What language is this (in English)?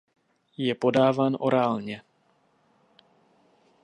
Czech